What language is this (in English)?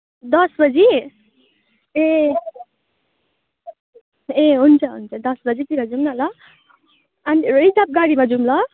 Nepali